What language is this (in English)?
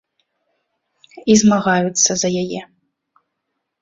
Belarusian